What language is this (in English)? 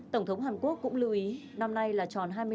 Vietnamese